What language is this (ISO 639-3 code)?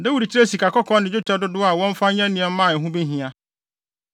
aka